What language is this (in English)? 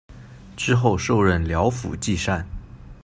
Chinese